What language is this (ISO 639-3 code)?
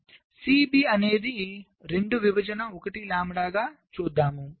tel